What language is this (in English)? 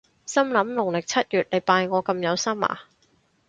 Cantonese